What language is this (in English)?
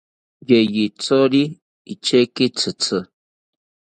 South Ucayali Ashéninka